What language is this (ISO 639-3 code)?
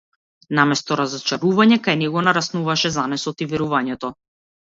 mkd